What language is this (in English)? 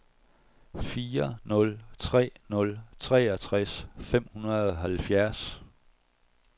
Danish